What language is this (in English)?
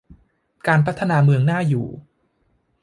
Thai